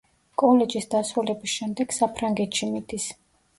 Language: Georgian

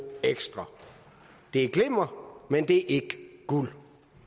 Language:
Danish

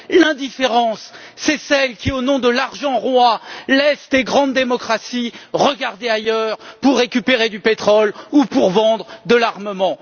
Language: French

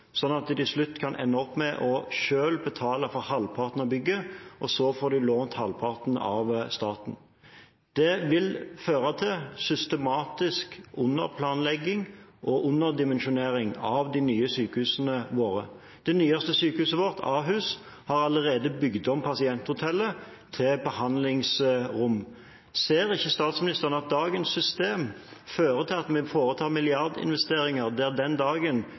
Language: Norwegian Bokmål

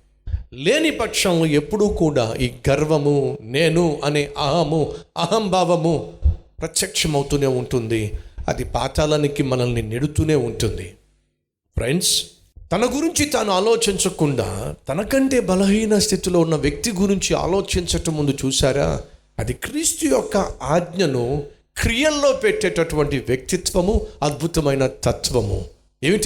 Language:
Telugu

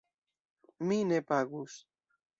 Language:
Esperanto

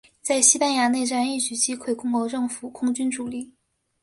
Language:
Chinese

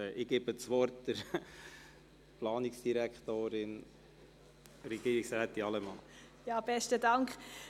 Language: Swiss German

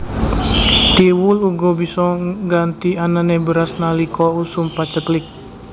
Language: Javanese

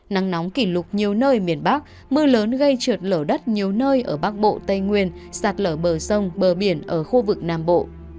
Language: Vietnamese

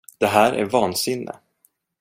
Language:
Swedish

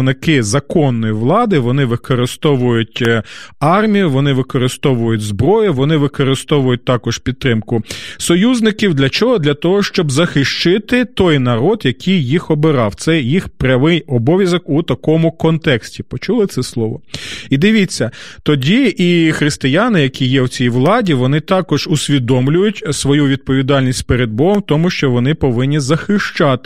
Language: Ukrainian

